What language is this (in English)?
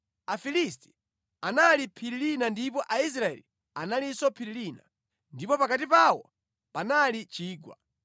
Nyanja